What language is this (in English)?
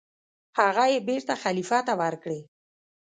Pashto